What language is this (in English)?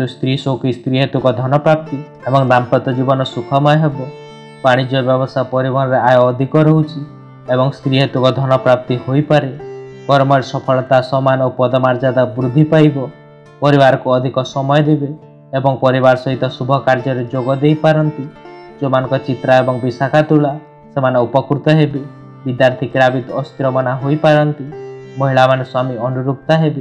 Hindi